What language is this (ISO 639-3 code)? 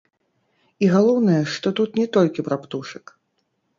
bel